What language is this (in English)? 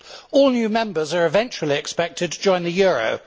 English